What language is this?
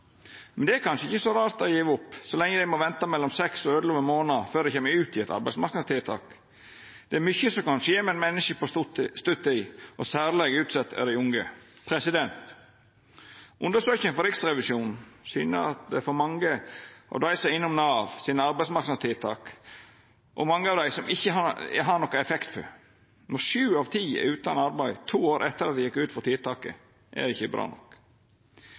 Norwegian Nynorsk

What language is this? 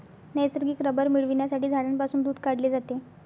Marathi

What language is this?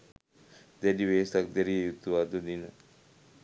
Sinhala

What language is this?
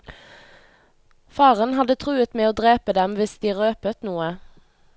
Norwegian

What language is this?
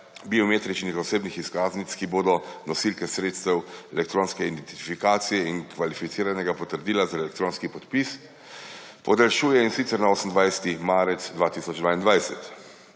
Slovenian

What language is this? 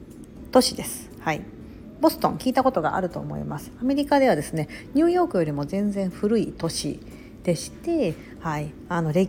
Japanese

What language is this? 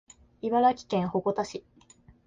Japanese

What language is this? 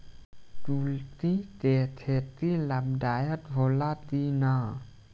Bhojpuri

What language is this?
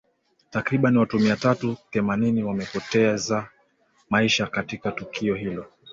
Swahili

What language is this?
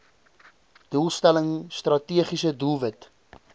Afrikaans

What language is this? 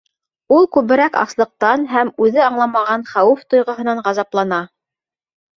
Bashkir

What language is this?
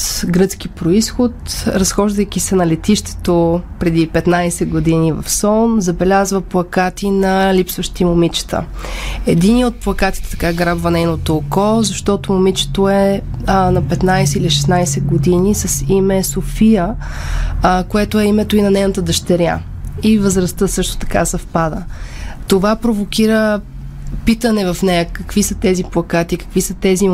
Bulgarian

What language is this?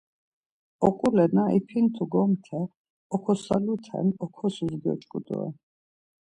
Laz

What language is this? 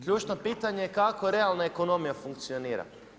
Croatian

